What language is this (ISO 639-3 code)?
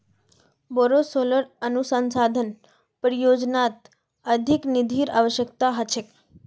mag